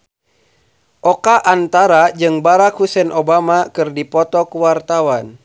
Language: Sundanese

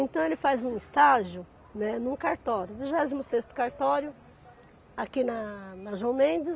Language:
Portuguese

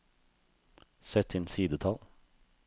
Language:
Norwegian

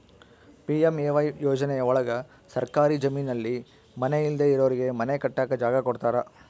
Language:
Kannada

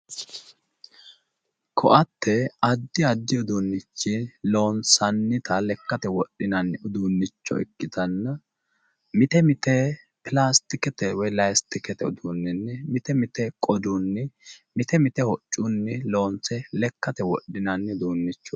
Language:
Sidamo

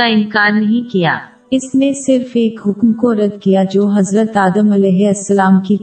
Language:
Urdu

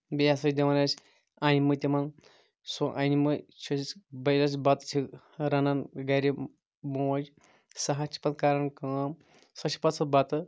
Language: Kashmiri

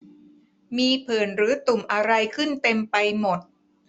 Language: Thai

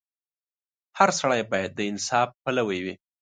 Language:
Pashto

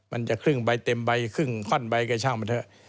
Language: Thai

